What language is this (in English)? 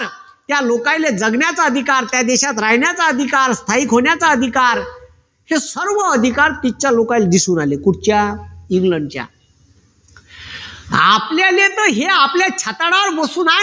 Marathi